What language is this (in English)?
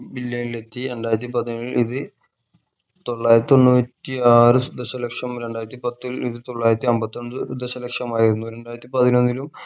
Malayalam